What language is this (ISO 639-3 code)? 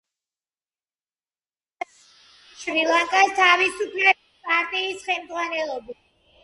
kat